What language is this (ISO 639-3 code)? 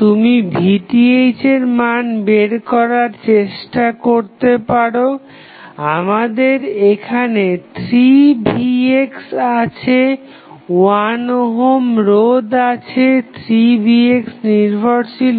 ben